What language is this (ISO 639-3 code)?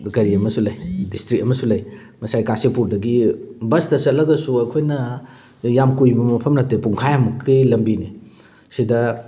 mni